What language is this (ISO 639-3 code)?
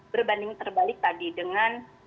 ind